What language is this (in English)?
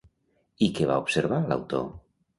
Catalan